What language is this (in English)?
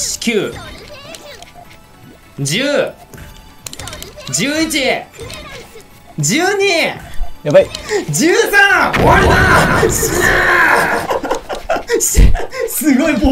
Japanese